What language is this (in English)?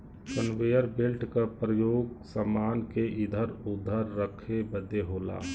Bhojpuri